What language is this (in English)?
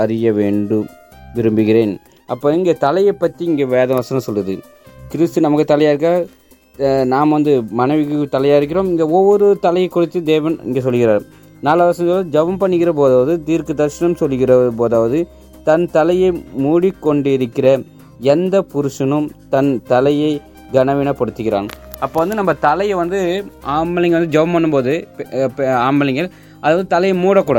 Tamil